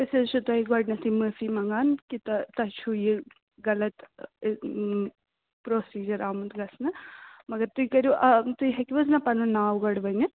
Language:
Kashmiri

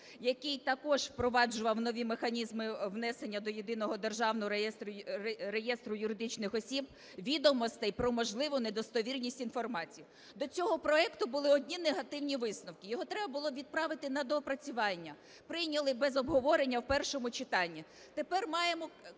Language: Ukrainian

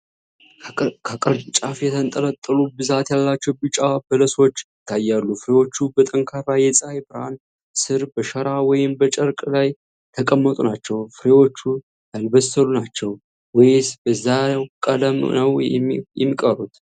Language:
Amharic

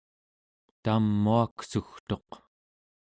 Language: Central Yupik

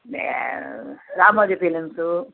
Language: Telugu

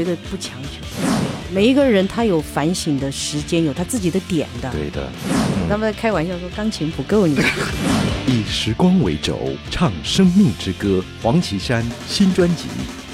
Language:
Chinese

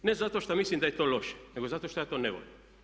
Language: Croatian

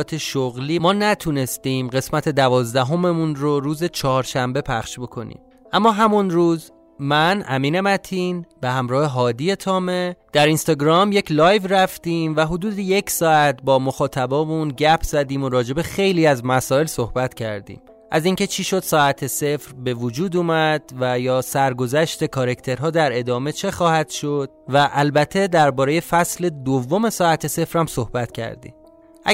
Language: Persian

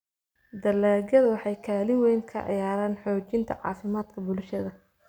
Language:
Somali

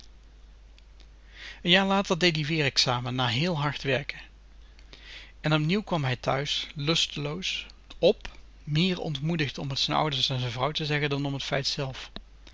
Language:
Dutch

